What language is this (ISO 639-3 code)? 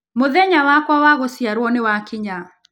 kik